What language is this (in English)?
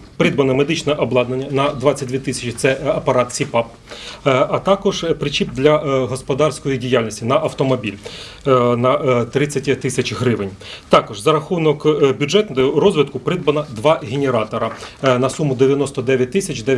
Ukrainian